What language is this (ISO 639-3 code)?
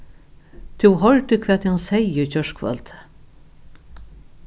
fao